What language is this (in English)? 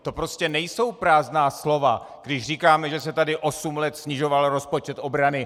Czech